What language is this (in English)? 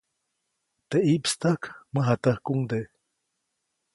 Copainalá Zoque